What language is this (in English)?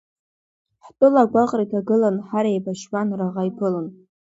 Abkhazian